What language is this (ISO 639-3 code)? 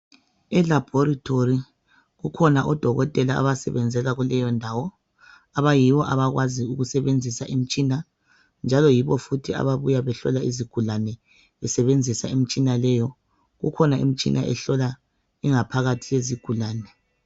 nde